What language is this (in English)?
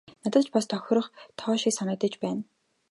Mongolian